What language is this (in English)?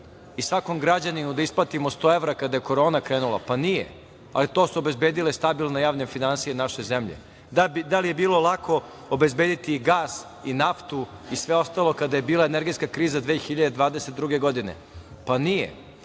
Serbian